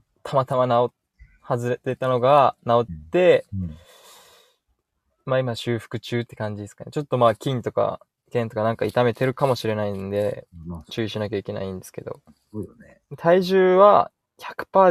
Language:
Japanese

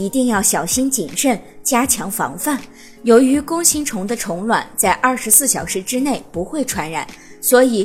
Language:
Chinese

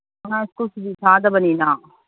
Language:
Manipuri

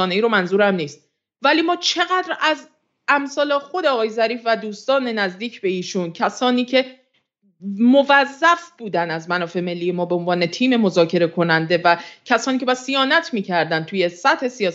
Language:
Persian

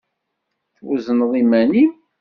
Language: Kabyle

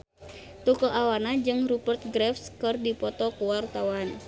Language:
Sundanese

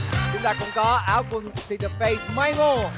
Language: Vietnamese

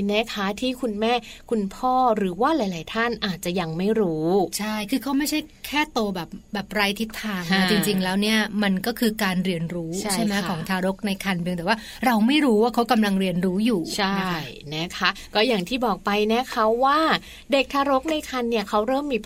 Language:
Thai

